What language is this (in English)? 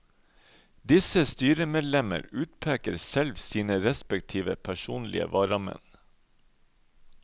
Norwegian